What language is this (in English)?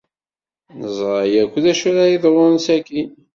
Kabyle